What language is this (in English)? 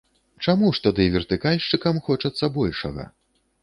Belarusian